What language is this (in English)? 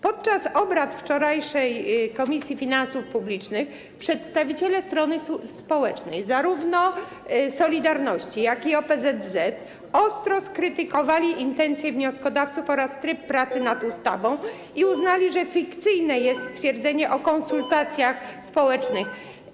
Polish